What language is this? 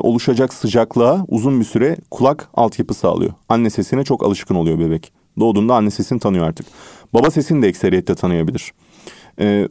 Turkish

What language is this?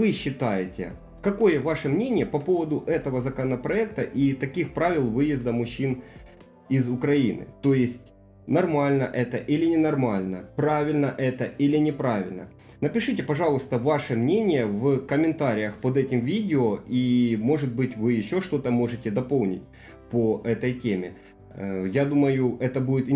Russian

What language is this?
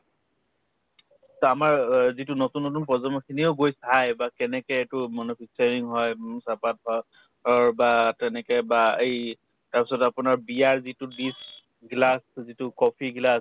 Assamese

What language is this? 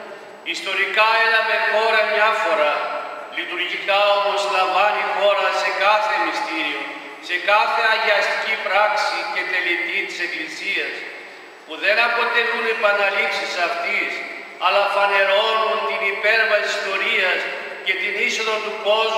Greek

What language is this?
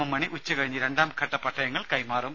Malayalam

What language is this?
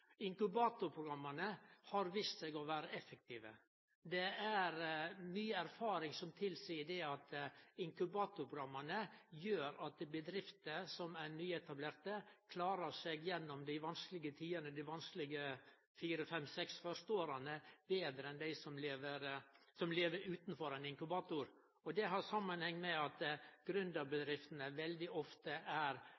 Norwegian Nynorsk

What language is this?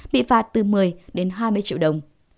Vietnamese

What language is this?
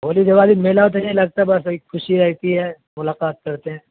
Urdu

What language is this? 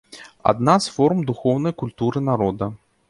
Belarusian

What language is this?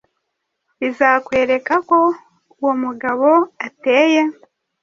Kinyarwanda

